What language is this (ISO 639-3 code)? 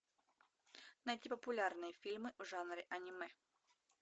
rus